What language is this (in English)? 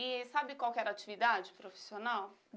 Portuguese